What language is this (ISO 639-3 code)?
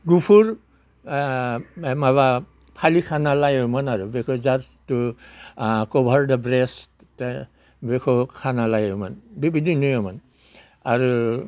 brx